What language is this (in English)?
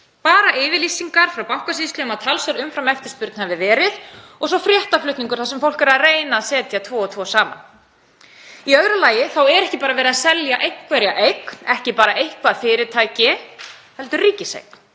Icelandic